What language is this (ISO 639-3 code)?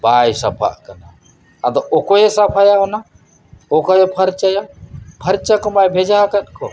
sat